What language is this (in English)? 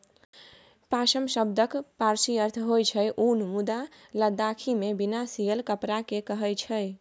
Maithili